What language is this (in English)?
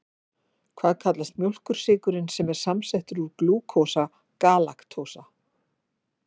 Icelandic